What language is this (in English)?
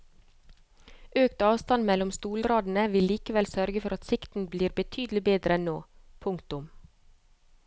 Norwegian